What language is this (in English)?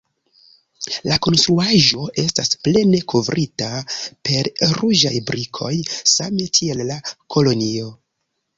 Esperanto